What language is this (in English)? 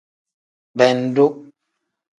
Tem